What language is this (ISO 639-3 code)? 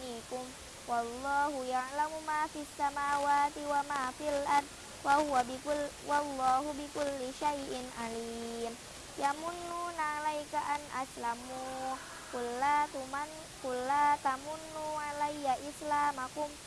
ind